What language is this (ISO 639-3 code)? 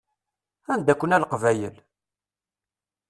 kab